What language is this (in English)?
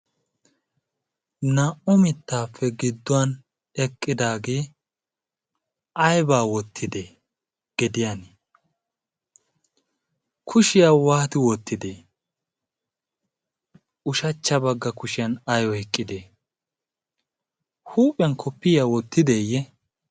Wolaytta